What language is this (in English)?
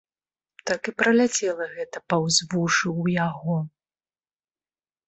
Belarusian